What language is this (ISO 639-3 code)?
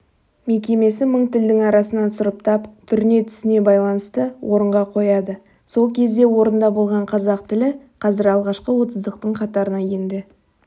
kaz